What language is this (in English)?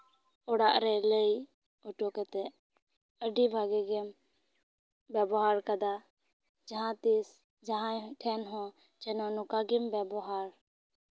Santali